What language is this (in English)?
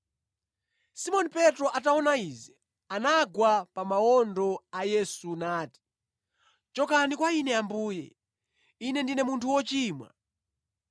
Nyanja